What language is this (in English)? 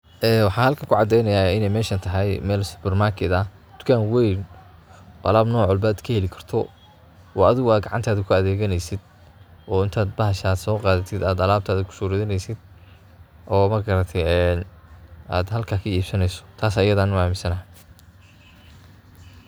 Somali